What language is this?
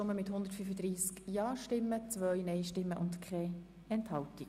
Swiss German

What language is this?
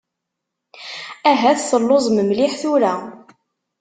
Kabyle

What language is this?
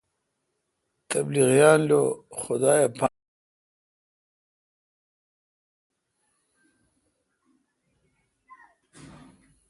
Kalkoti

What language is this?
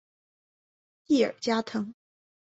Chinese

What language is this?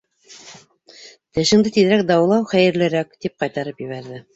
Bashkir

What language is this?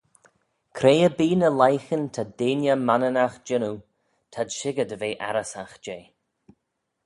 Manx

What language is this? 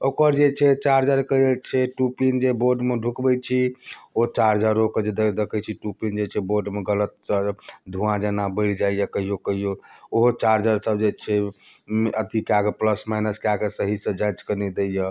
Maithili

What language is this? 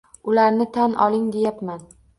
Uzbek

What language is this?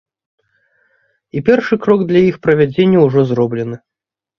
Belarusian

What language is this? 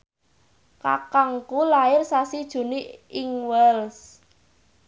Javanese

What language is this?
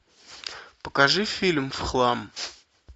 Russian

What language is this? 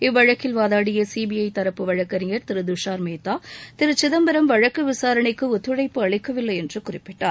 Tamil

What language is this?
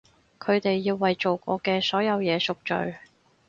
Cantonese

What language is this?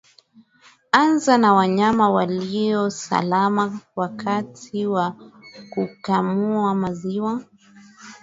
Swahili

